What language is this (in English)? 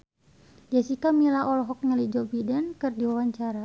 Sundanese